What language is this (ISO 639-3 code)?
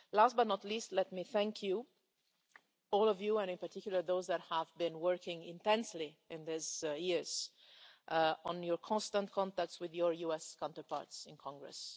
eng